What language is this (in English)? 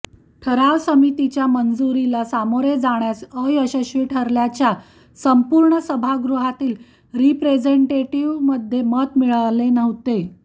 Marathi